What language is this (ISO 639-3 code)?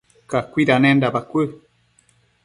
mcf